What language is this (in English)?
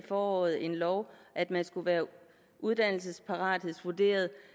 Danish